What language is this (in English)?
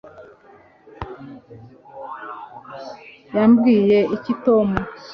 Kinyarwanda